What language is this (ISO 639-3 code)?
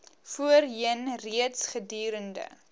afr